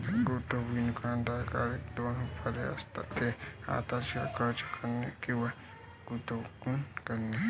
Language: Marathi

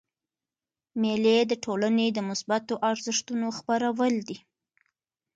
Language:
Pashto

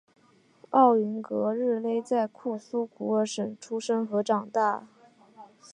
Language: Chinese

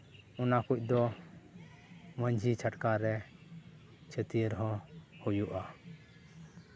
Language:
Santali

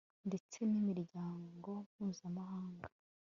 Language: Kinyarwanda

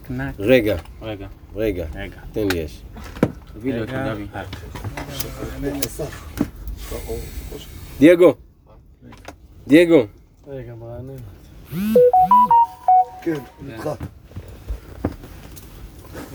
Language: Hebrew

